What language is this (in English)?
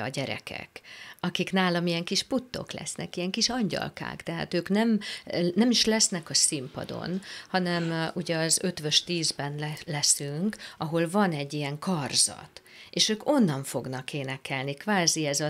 Hungarian